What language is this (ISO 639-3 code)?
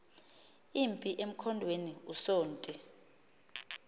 xho